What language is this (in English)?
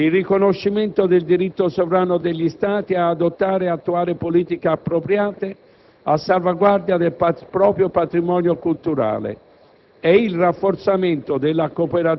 Italian